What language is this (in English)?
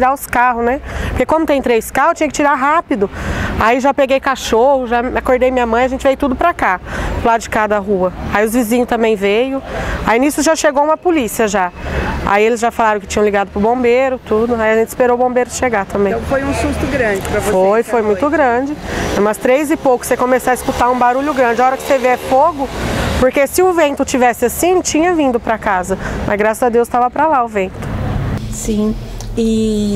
Portuguese